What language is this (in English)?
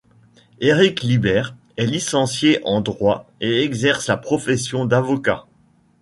French